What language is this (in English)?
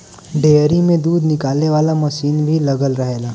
Bhojpuri